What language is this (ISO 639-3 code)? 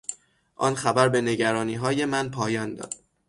fas